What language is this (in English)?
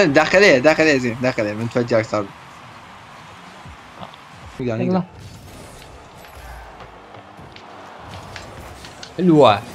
Arabic